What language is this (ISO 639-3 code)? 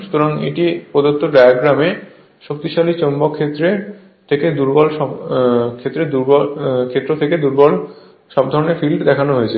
ben